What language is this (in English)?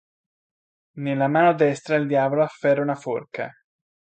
Italian